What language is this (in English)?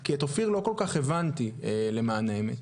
Hebrew